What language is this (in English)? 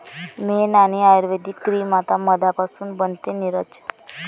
Marathi